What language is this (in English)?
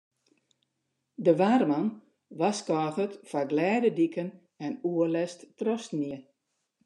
Western Frisian